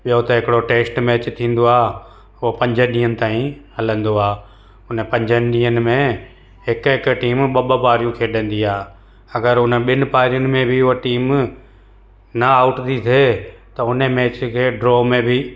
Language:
Sindhi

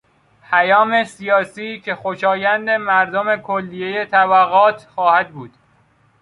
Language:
Persian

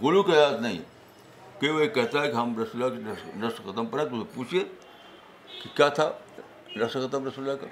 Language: Urdu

